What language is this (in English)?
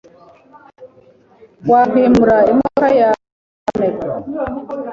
Kinyarwanda